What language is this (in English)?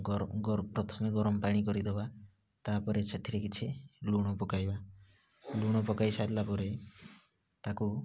Odia